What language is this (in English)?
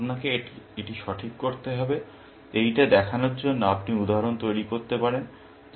Bangla